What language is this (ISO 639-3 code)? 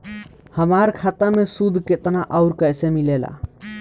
bho